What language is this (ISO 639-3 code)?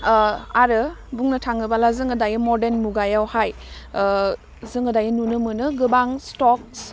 brx